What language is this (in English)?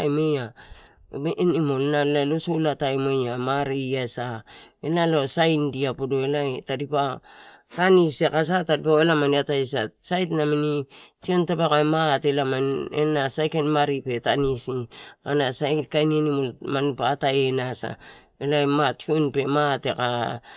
Torau